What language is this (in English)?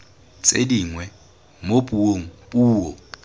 Tswana